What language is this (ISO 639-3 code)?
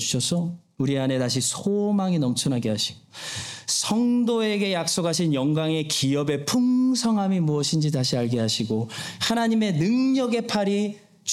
kor